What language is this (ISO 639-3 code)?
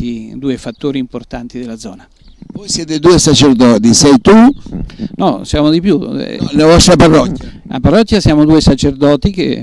ita